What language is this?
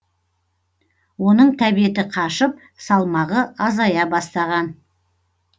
Kazakh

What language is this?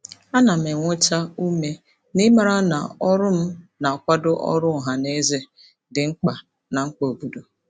Igbo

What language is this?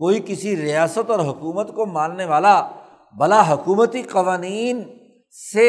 Urdu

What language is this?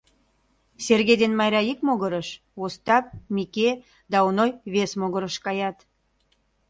Mari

